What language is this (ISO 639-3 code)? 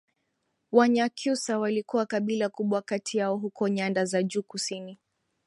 swa